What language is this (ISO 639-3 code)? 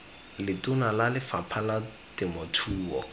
tsn